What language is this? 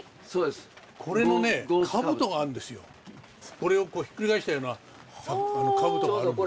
Japanese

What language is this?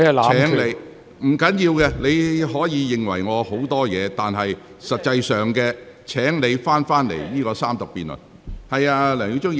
Cantonese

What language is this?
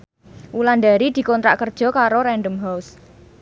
Javanese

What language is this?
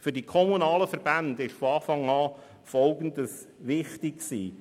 Swiss German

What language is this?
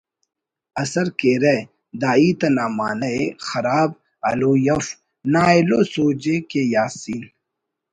Brahui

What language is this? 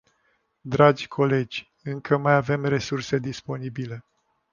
Romanian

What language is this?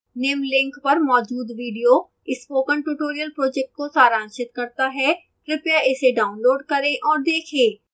Hindi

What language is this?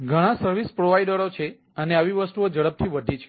Gujarati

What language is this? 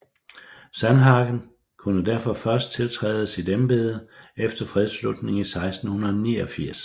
Danish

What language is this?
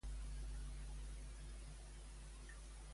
Catalan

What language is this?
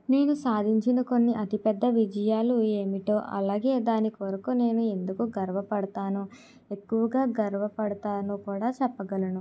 Telugu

